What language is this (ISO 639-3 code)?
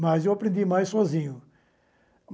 por